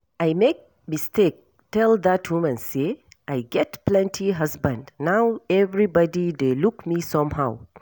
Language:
Nigerian Pidgin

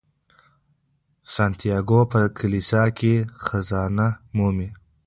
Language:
Pashto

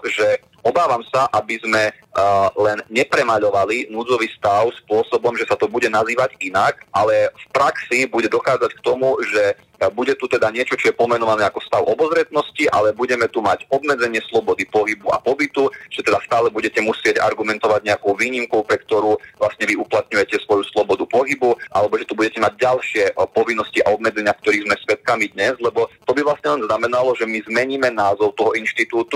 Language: Slovak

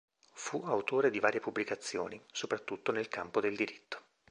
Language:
Italian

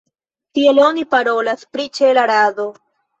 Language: Esperanto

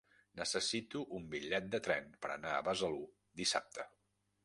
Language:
Catalan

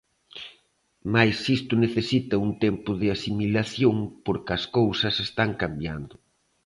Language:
Galician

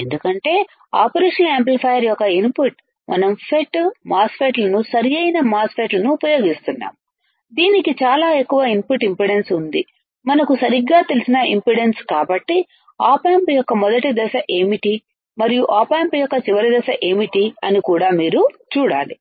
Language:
Telugu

